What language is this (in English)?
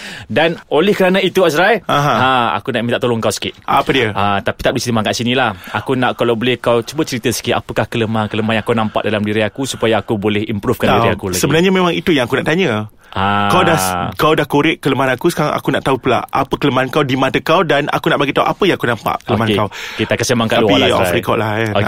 Malay